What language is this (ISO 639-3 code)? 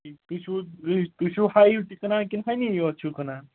kas